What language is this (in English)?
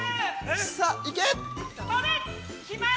Japanese